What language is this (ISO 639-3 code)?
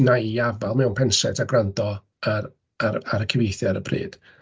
cym